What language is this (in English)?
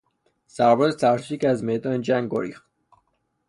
Persian